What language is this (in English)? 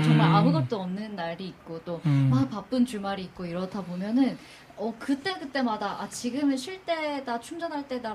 Korean